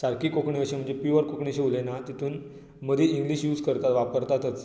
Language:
Konkani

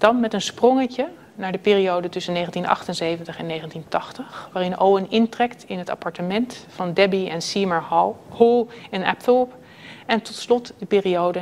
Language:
Dutch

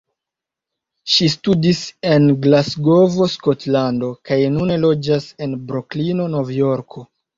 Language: Esperanto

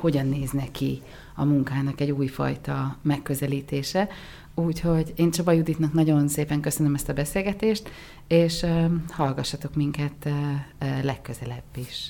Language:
Hungarian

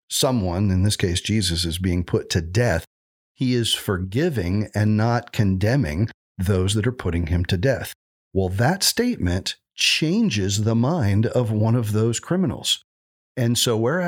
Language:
English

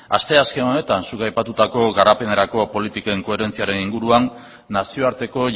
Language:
Basque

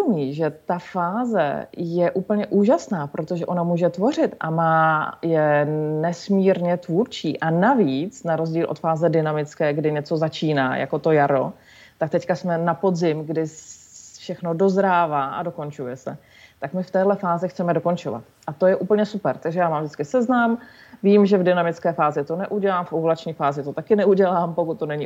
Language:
Czech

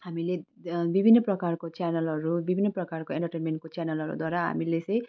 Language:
Nepali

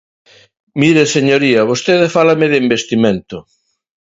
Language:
Galician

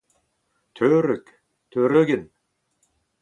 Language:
Breton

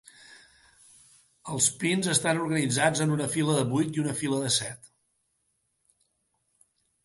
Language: Catalan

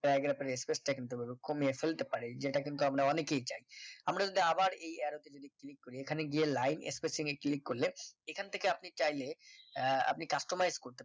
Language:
Bangla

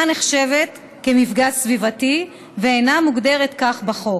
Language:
Hebrew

